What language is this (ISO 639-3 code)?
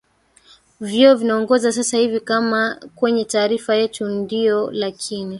swa